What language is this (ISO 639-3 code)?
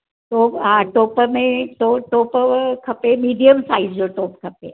snd